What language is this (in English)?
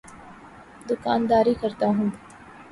Urdu